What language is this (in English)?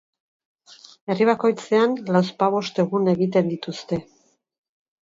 Basque